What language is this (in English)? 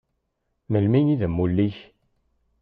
Kabyle